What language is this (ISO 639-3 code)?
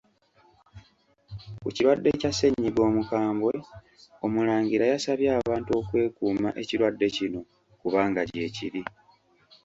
lug